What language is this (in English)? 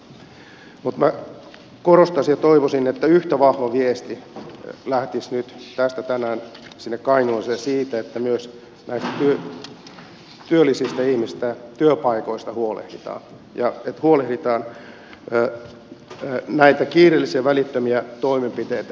Finnish